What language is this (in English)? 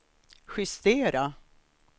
Swedish